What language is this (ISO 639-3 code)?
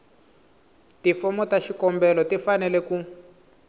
tso